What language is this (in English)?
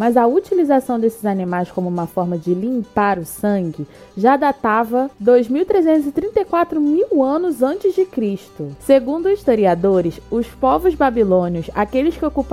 Portuguese